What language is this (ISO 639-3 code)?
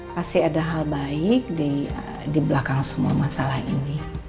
ind